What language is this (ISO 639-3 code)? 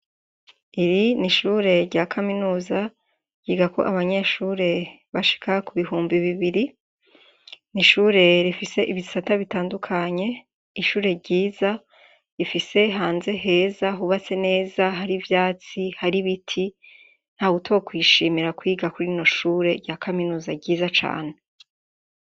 run